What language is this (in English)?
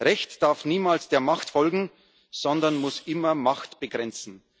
German